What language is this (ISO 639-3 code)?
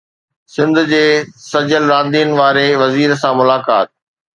snd